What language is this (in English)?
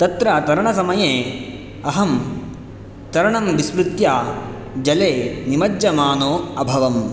Sanskrit